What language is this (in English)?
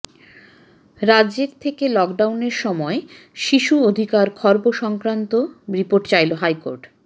Bangla